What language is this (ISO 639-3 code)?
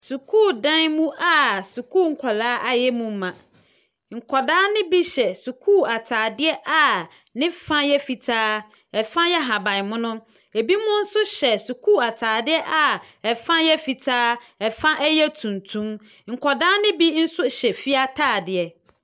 aka